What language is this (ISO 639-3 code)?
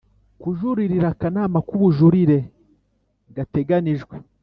kin